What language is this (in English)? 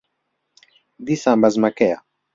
Central Kurdish